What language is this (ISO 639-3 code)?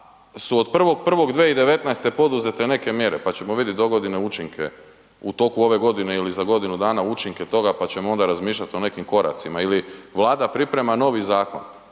hrv